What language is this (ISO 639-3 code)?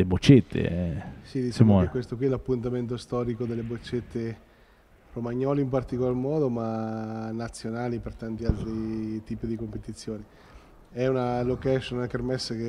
ita